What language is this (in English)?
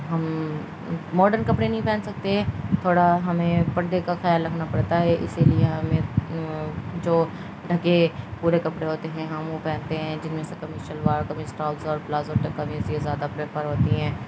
Urdu